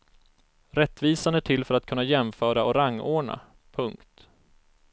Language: Swedish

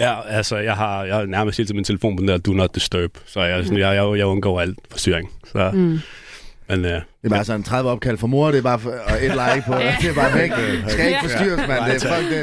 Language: Danish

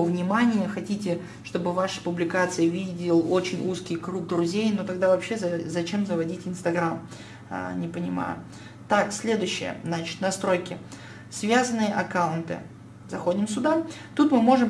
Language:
Russian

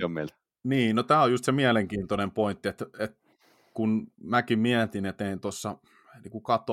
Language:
Finnish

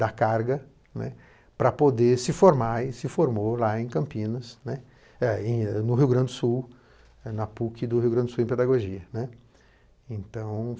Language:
Portuguese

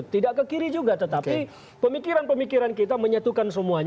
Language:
Indonesian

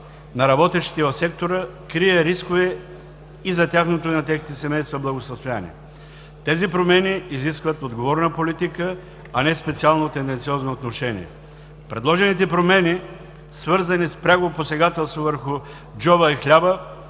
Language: Bulgarian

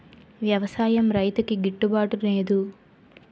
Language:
Telugu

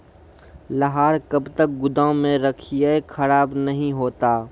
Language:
Maithili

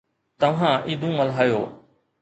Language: Sindhi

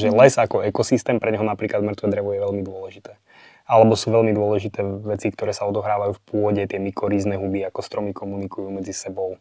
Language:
Slovak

